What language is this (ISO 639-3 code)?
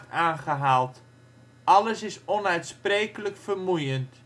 nld